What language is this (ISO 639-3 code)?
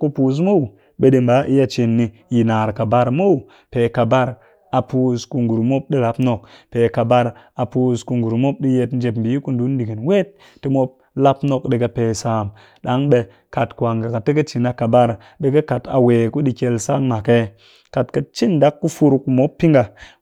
cky